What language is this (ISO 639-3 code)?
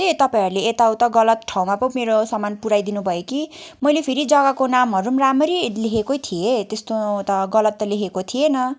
nep